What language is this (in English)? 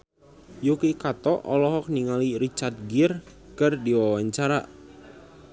Sundanese